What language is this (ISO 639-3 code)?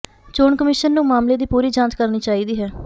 pan